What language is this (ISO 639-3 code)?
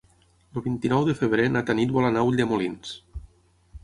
cat